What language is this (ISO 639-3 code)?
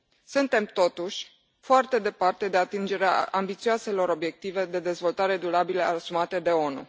ron